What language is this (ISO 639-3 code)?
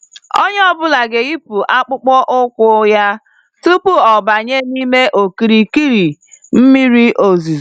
ibo